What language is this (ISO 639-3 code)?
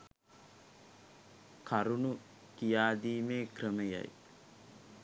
sin